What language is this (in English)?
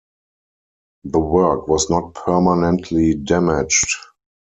English